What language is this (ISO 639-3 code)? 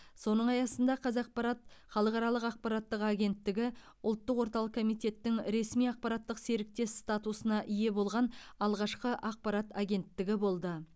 kaz